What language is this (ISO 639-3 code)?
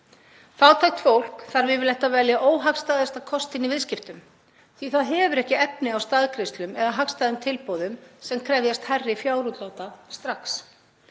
isl